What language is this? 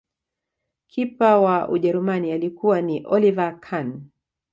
Swahili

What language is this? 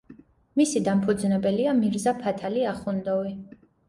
Georgian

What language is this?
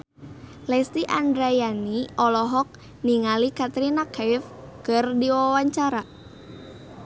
Sundanese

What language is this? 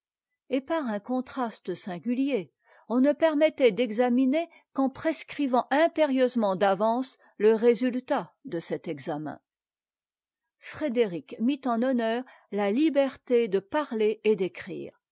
French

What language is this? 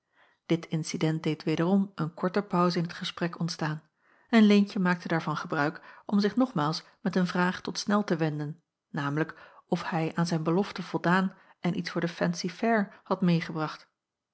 Dutch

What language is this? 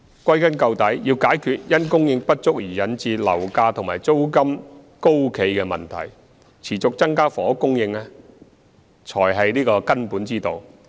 Cantonese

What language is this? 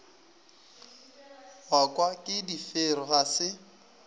Northern Sotho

